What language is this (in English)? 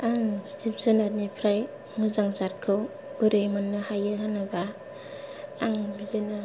Bodo